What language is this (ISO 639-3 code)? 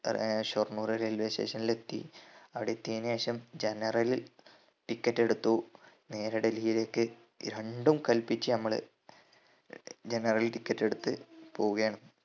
mal